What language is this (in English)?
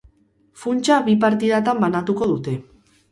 Basque